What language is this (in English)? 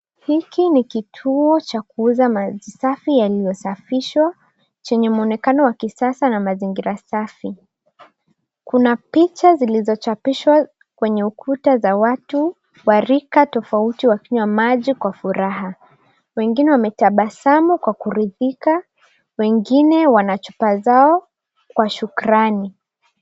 Swahili